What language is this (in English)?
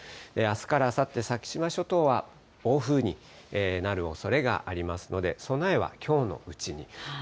Japanese